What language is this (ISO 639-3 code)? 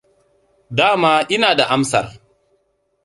hau